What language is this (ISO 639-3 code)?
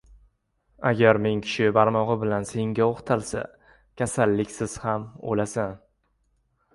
uzb